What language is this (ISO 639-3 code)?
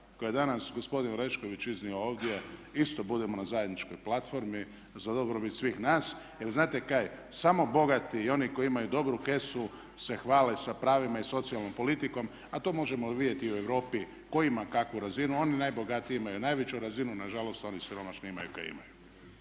hrv